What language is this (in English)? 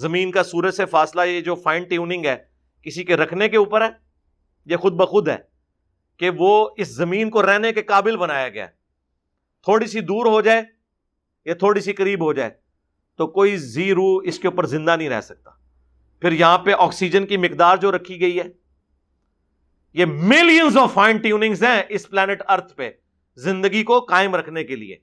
Urdu